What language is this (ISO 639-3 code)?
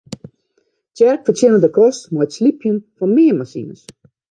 fry